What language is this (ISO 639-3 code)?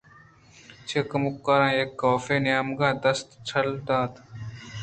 bgp